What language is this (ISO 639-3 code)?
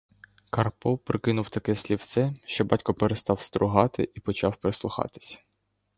ukr